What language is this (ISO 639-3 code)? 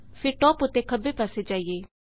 pan